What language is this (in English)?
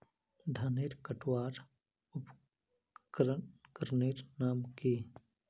Magahi